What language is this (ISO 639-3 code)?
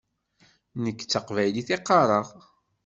kab